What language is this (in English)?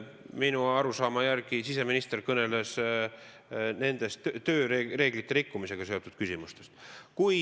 Estonian